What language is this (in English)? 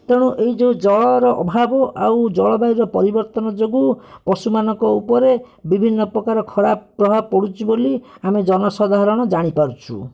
Odia